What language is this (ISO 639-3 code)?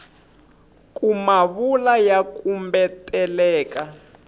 tso